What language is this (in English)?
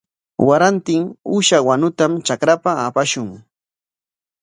Corongo Ancash Quechua